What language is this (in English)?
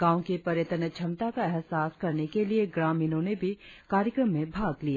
Hindi